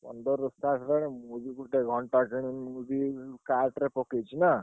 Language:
Odia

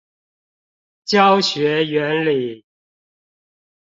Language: Chinese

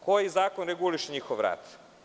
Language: Serbian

